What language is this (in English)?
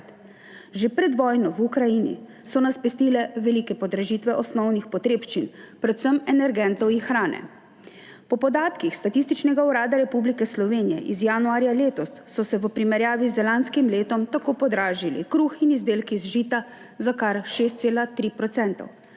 Slovenian